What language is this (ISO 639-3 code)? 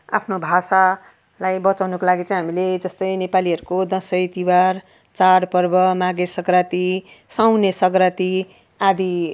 nep